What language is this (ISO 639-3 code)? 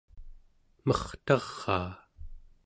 esu